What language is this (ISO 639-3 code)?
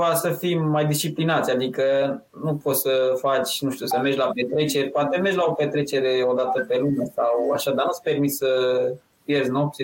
ron